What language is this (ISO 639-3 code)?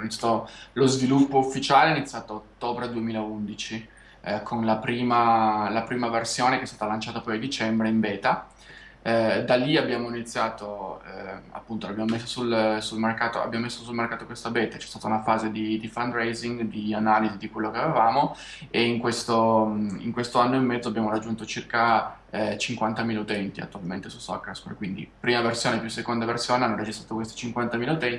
ita